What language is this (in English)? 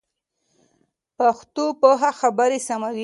Pashto